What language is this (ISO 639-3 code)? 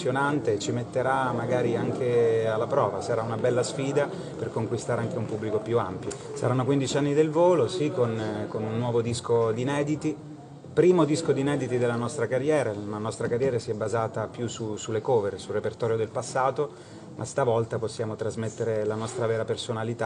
ita